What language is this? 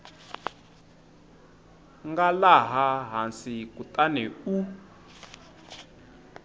Tsonga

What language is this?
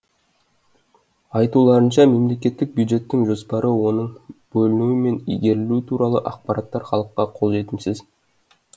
Kazakh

